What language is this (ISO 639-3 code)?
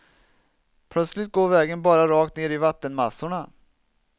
swe